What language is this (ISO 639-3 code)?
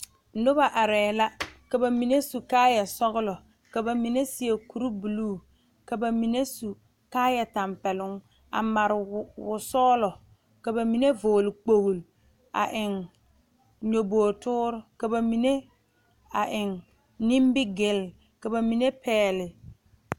dga